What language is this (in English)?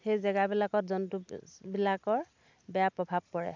Assamese